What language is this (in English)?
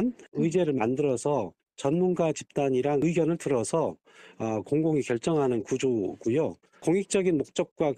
Korean